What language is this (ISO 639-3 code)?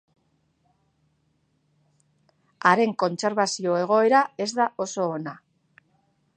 eus